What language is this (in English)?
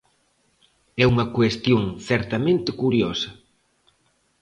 Galician